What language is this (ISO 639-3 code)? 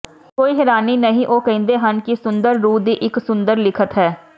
pan